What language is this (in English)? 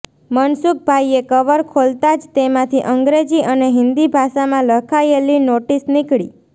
Gujarati